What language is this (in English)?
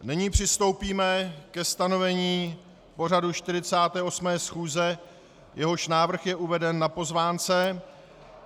Czech